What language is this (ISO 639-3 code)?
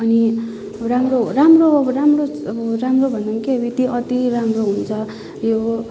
nep